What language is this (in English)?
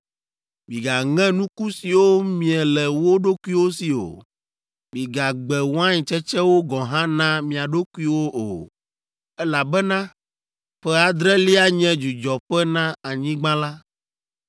Ewe